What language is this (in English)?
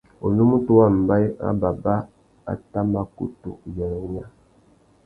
Tuki